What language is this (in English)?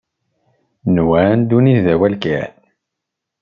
Kabyle